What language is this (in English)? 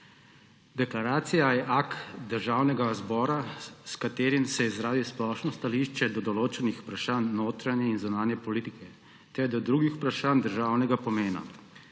Slovenian